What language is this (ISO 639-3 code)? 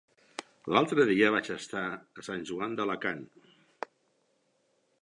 cat